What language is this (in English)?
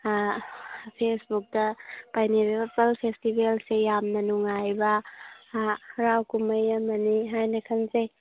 Manipuri